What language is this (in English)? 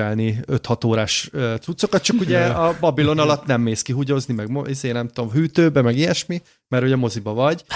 Hungarian